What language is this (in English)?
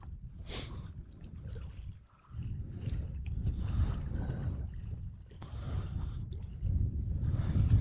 Danish